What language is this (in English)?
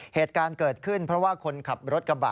Thai